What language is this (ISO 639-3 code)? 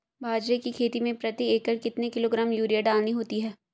hin